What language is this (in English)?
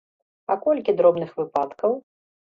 Belarusian